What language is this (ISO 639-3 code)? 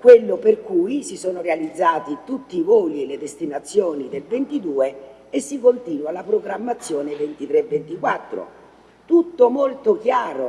ita